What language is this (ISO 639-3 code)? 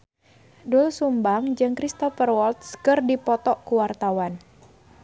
sun